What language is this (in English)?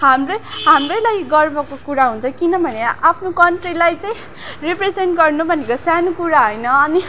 Nepali